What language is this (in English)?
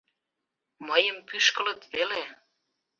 Mari